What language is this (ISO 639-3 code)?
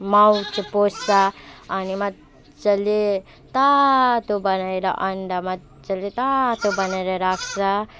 nep